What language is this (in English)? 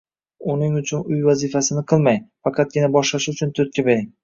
Uzbek